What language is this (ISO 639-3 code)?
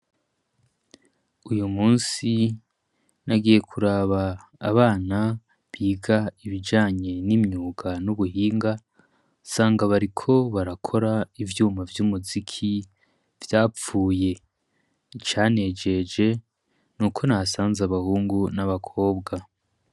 run